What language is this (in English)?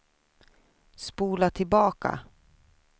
Swedish